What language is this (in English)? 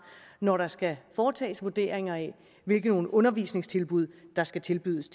Danish